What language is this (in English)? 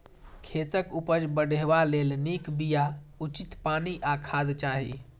Maithili